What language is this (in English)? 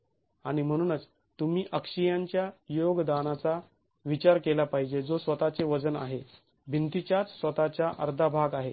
Marathi